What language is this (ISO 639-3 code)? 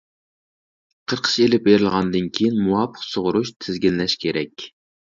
uig